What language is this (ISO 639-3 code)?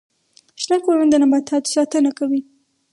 pus